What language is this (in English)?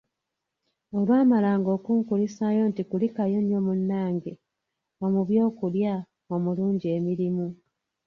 Ganda